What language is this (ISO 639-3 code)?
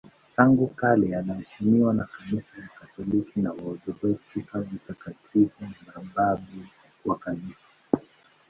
swa